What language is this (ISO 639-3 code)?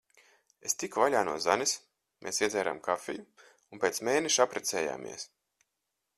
lav